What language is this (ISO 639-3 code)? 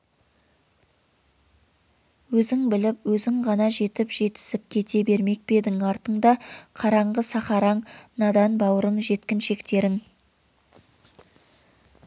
kaz